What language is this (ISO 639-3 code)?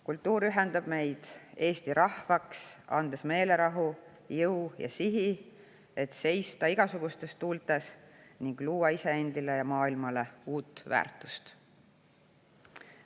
est